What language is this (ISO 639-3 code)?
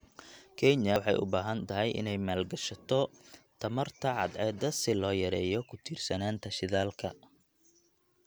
som